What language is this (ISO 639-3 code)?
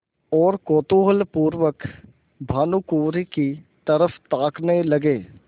hin